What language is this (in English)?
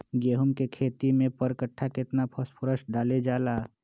Magahi